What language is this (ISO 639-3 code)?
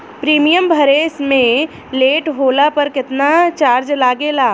bho